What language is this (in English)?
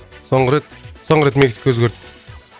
Kazakh